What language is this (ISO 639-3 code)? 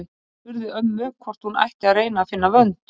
isl